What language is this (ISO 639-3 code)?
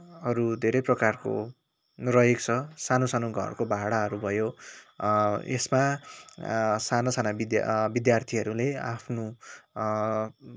nep